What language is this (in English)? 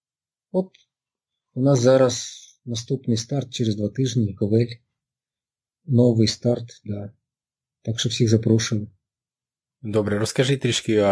Ukrainian